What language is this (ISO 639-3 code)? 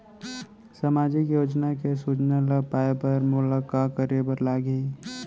hne